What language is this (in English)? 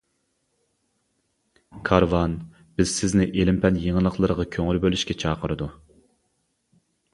Uyghur